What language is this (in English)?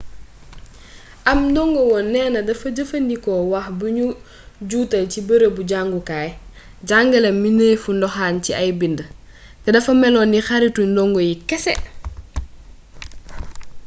Wolof